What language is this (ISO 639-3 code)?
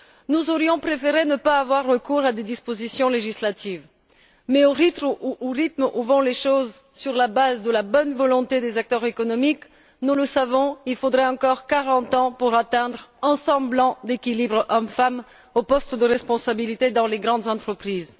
fra